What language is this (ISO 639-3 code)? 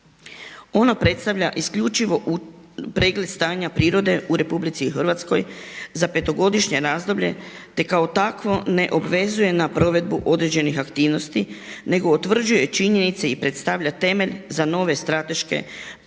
hrv